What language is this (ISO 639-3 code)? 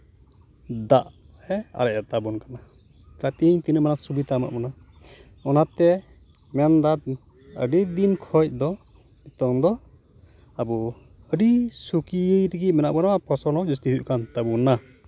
sat